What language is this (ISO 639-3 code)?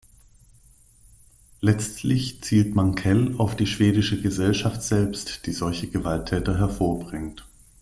deu